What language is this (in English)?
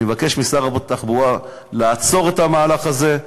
Hebrew